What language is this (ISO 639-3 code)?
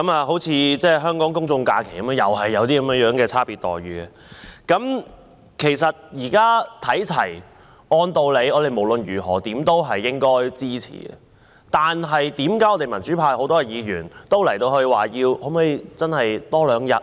yue